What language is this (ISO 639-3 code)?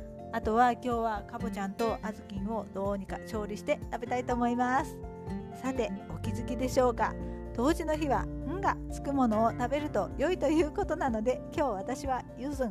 jpn